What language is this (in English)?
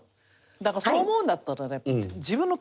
Japanese